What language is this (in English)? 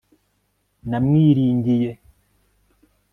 Kinyarwanda